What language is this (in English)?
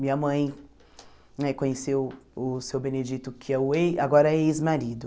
Portuguese